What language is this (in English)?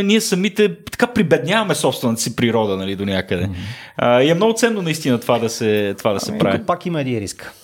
Bulgarian